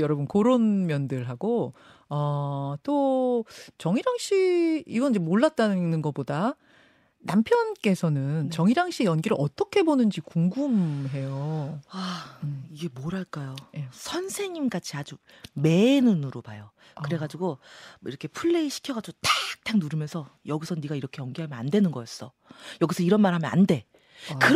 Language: Korean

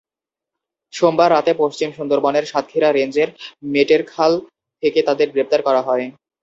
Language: Bangla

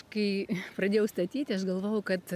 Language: Lithuanian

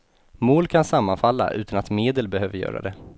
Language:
Swedish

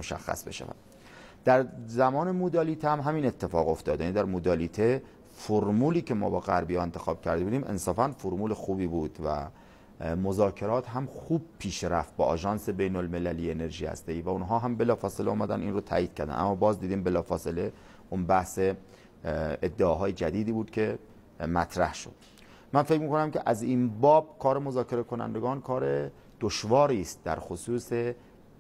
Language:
Persian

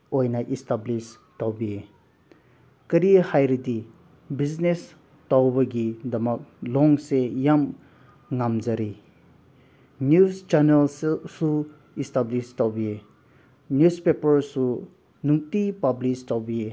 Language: Manipuri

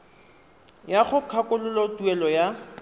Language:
Tswana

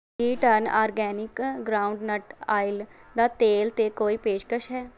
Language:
Punjabi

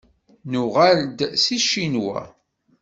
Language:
Kabyle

